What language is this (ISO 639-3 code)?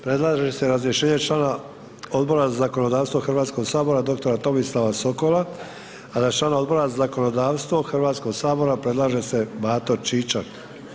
hrv